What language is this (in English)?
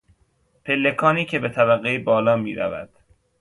Persian